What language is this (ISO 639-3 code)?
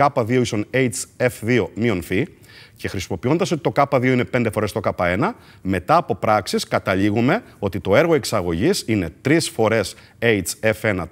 ell